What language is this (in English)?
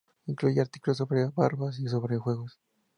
Spanish